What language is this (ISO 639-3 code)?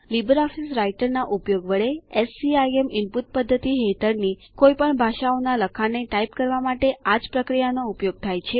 guj